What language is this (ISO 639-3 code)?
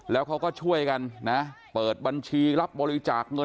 tha